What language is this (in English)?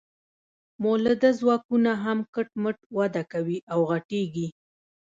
Pashto